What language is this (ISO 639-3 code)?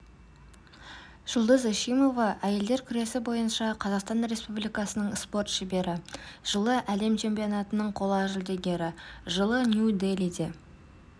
kaz